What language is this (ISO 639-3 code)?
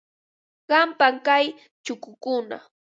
qva